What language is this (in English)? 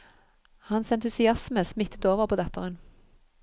Norwegian